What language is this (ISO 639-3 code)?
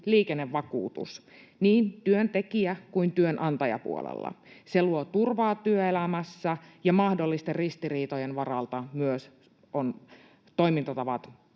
fin